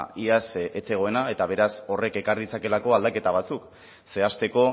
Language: Basque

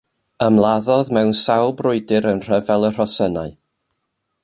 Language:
Welsh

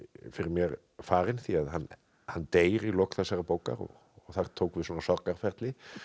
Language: Icelandic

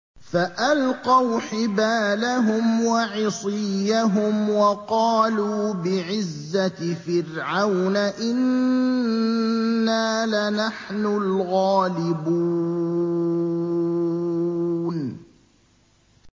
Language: Arabic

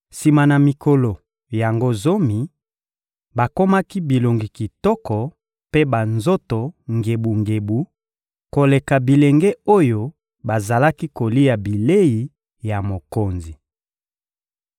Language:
Lingala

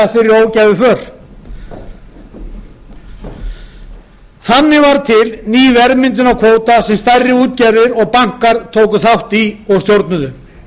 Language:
Icelandic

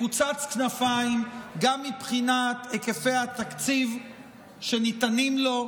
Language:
Hebrew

